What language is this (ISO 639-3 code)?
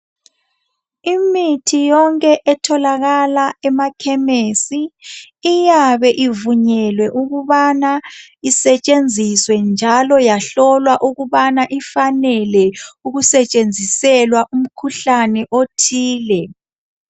nde